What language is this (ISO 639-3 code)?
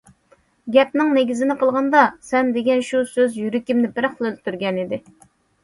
uig